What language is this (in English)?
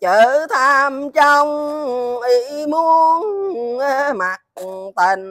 Vietnamese